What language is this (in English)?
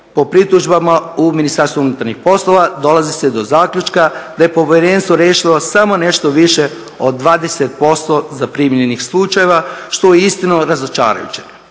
Croatian